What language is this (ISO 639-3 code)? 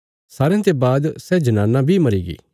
kfs